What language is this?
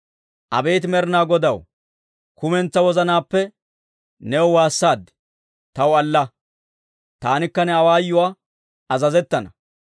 Dawro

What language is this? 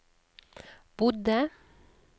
Norwegian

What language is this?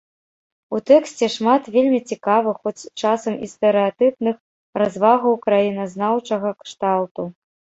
Belarusian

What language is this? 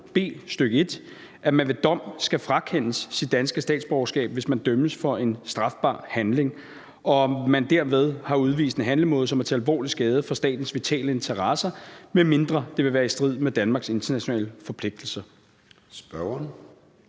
Danish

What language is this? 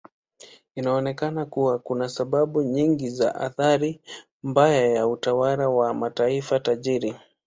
Swahili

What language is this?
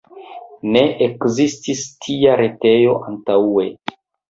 Esperanto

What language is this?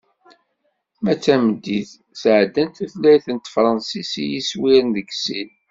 Kabyle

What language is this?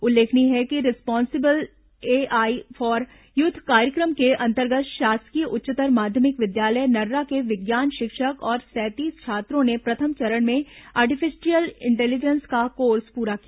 Hindi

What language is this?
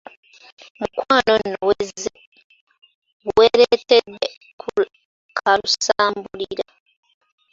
Ganda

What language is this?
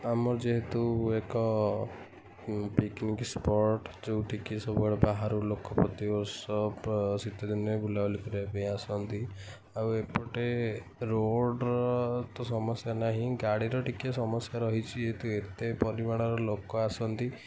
Odia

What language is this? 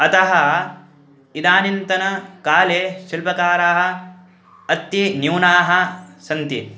Sanskrit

